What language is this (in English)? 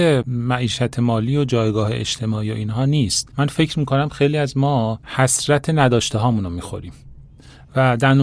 Persian